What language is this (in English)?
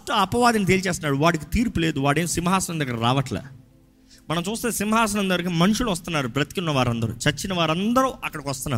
Telugu